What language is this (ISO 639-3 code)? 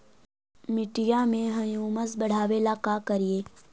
mag